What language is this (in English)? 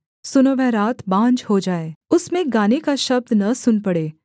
Hindi